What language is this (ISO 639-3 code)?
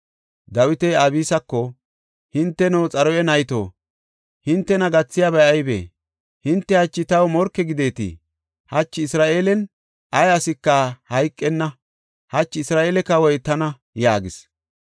gof